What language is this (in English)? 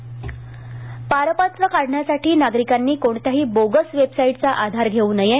Marathi